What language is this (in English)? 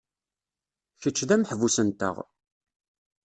Kabyle